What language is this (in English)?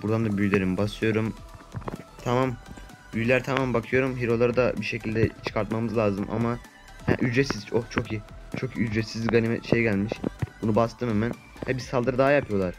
Turkish